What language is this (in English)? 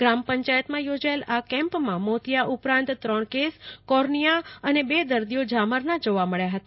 Gujarati